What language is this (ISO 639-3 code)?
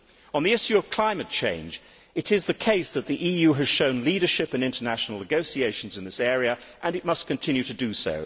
eng